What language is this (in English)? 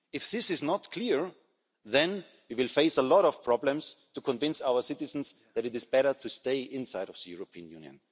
English